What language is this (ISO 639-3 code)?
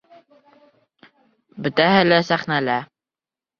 bak